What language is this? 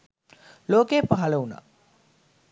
Sinhala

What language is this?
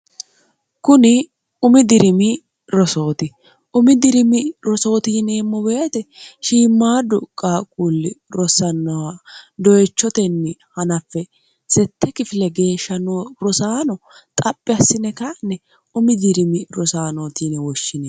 Sidamo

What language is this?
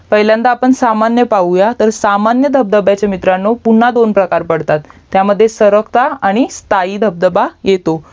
Marathi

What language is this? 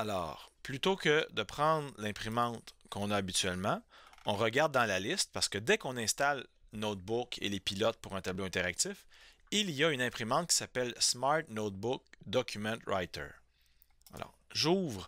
French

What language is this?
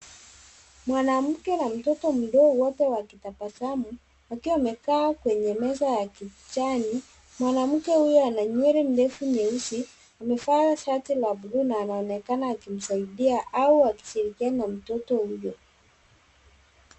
Swahili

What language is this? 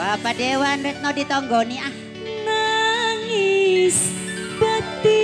Indonesian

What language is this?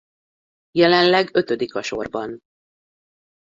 Hungarian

